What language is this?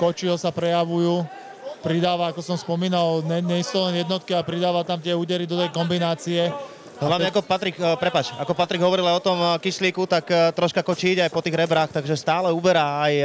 Slovak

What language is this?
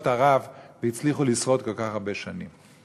Hebrew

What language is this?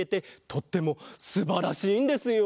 Japanese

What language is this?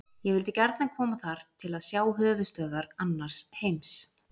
Icelandic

